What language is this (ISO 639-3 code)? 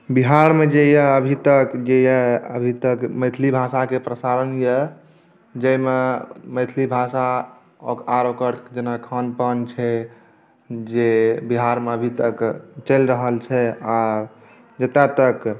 mai